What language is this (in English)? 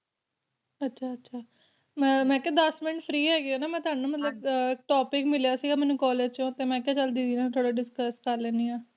Punjabi